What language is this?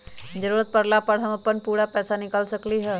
Magahi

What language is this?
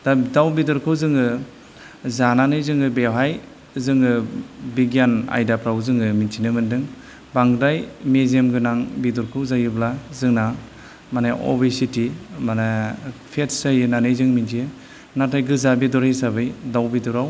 Bodo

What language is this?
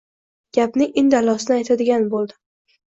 Uzbek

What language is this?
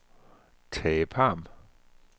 Danish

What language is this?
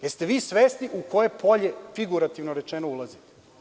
Serbian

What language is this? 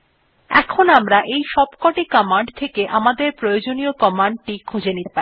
Bangla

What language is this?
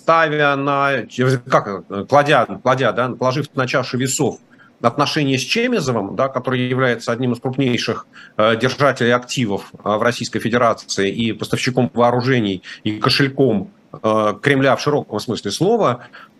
Russian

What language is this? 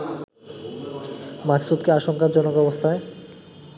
Bangla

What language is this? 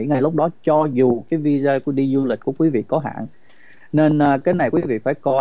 Vietnamese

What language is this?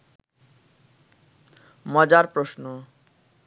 Bangla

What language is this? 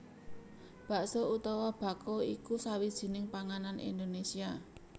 Javanese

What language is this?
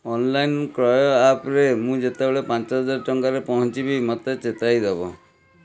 Odia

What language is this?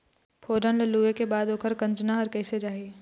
Chhattisgarhi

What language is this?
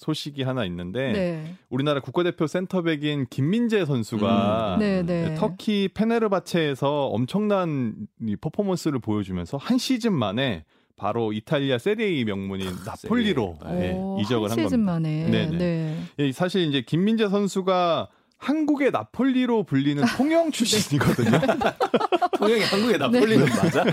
Korean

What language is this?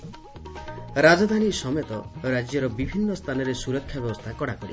Odia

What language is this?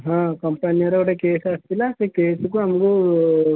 Odia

